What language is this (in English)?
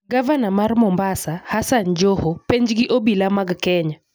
Luo (Kenya and Tanzania)